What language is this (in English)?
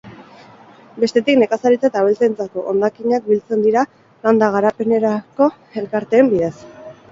Basque